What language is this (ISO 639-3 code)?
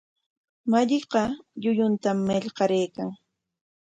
qwa